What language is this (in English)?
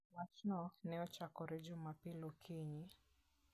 Luo (Kenya and Tanzania)